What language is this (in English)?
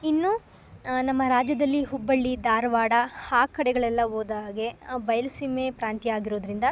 Kannada